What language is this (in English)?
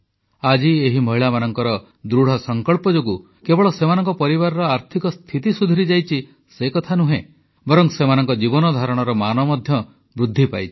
Odia